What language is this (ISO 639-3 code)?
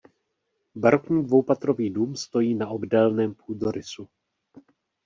ces